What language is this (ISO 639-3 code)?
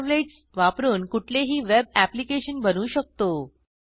mar